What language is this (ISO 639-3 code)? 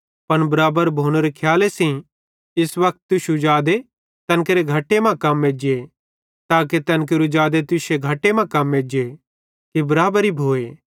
bhd